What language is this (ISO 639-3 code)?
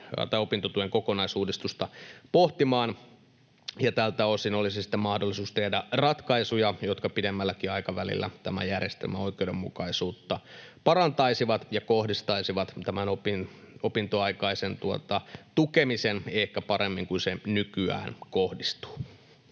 fin